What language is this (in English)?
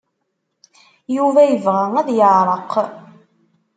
Kabyle